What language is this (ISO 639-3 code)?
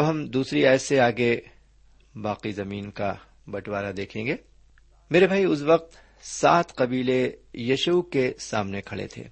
urd